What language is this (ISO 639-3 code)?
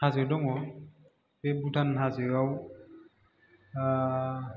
brx